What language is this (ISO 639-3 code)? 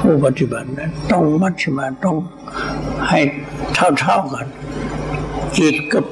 tha